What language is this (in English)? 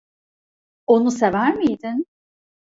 Turkish